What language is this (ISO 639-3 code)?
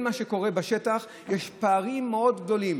heb